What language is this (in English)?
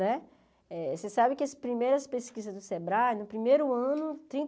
Portuguese